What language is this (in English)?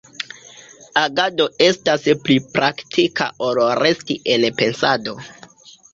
Esperanto